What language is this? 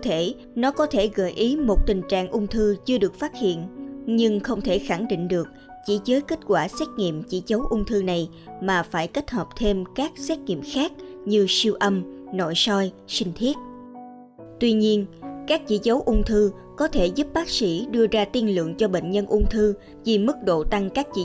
Vietnamese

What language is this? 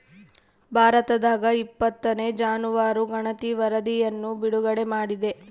Kannada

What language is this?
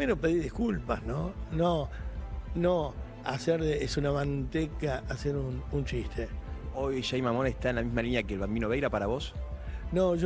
Spanish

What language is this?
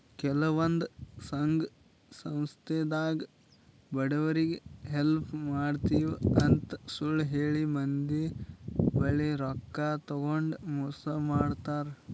Kannada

